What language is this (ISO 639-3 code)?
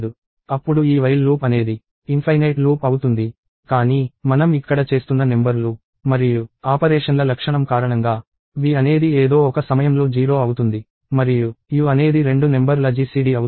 tel